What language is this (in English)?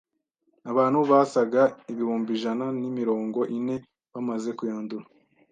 Kinyarwanda